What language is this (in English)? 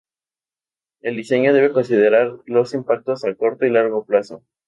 Spanish